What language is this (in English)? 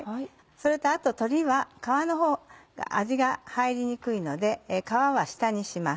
Japanese